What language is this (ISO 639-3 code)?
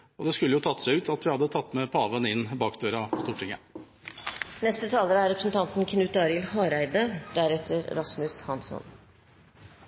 nor